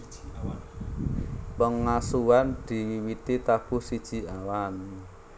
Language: Javanese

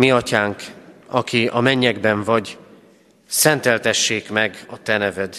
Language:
Hungarian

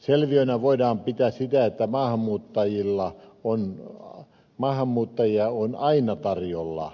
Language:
Finnish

